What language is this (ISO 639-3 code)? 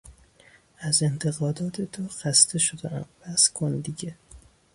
fas